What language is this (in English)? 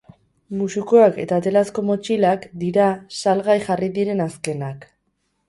Basque